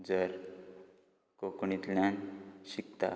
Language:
Konkani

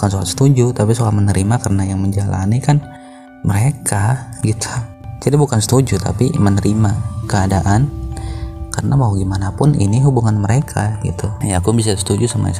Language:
Indonesian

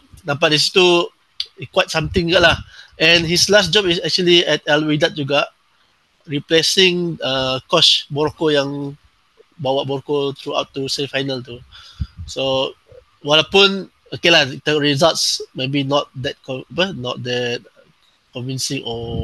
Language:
Malay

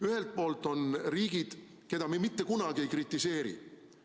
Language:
Estonian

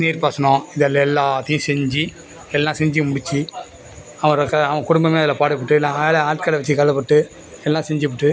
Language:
Tamil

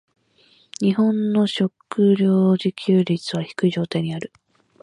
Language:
Japanese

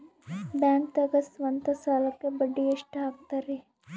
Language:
Kannada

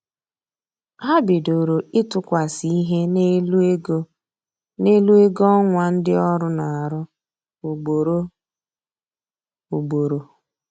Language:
Igbo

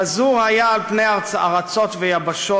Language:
Hebrew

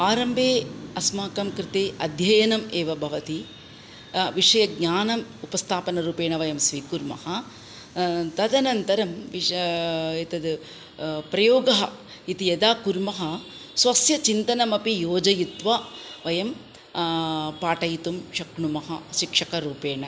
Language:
Sanskrit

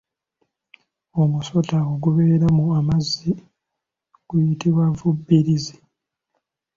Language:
Ganda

